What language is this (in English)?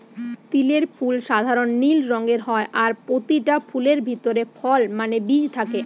Bangla